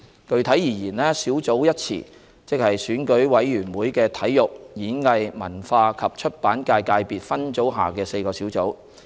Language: Cantonese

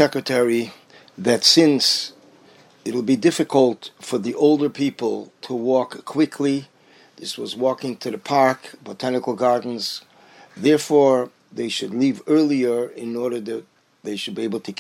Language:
English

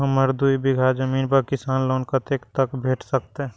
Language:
Maithili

